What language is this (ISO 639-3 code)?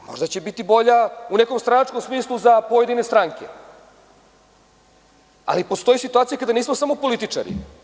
srp